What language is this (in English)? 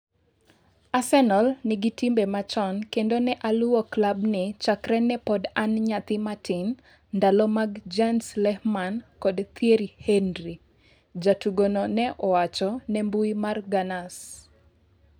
Luo (Kenya and Tanzania)